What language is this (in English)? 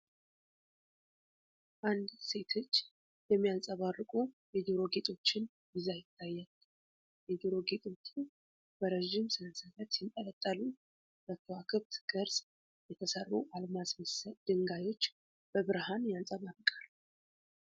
Amharic